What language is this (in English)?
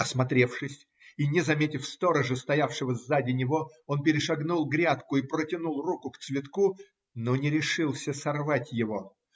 Russian